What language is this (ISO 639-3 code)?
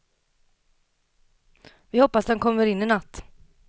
swe